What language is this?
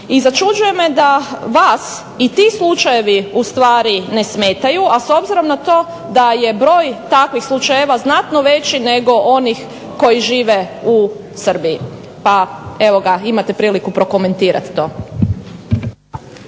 Croatian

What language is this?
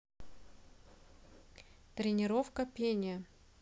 Russian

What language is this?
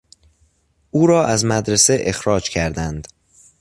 Persian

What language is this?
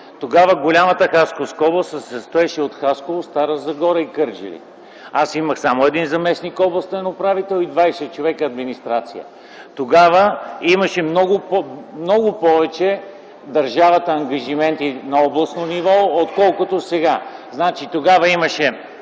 Bulgarian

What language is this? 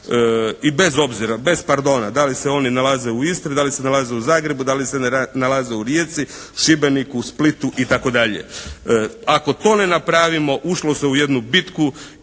Croatian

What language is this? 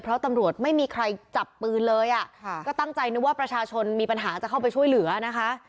Thai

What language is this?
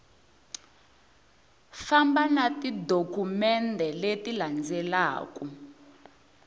Tsonga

